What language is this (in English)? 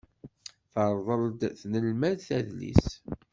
Kabyle